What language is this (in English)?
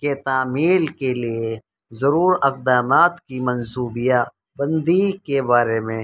Urdu